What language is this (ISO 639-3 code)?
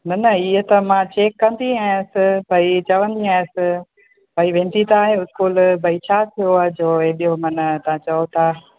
snd